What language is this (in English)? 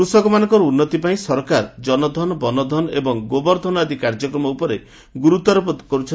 Odia